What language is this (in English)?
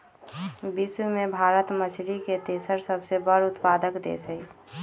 Magahi